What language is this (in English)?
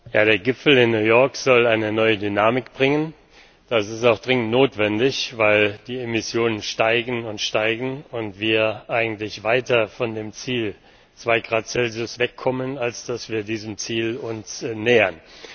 German